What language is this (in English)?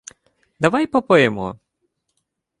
Ukrainian